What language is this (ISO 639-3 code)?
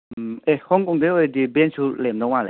mni